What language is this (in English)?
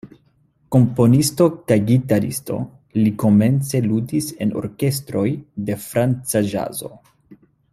Esperanto